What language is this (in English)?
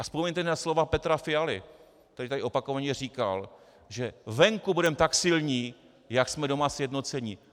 Czech